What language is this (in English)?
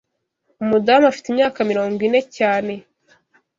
Kinyarwanda